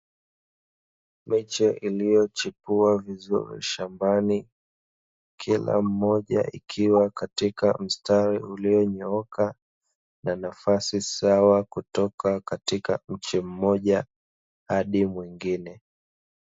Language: Swahili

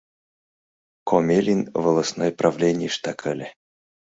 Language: Mari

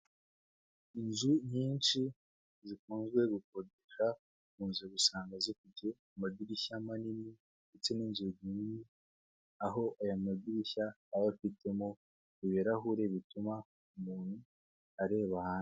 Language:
Kinyarwanda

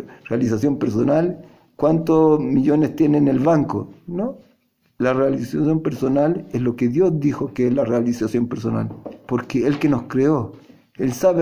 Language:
Spanish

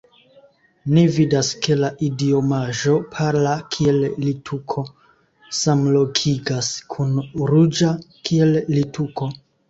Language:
Esperanto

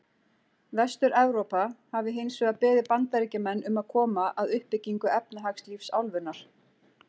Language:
Icelandic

